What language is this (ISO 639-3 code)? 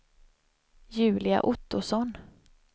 swe